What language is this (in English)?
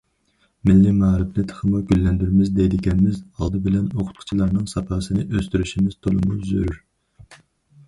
Uyghur